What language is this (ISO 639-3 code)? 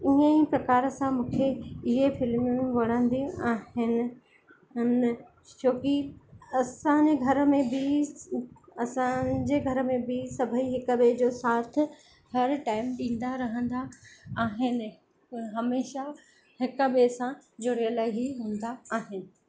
snd